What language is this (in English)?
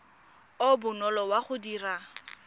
Tswana